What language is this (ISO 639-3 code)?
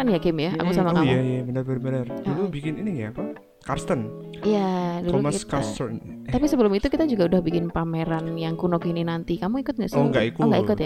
ind